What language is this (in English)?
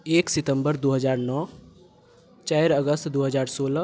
Maithili